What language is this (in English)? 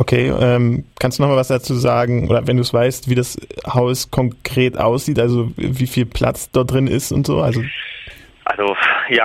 German